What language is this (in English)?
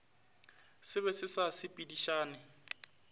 Northern Sotho